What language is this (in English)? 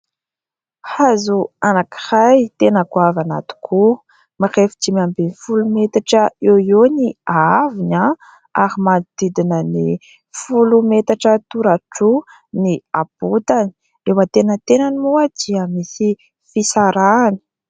Malagasy